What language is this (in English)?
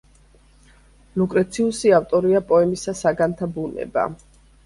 Georgian